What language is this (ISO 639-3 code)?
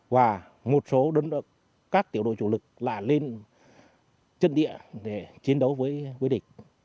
vie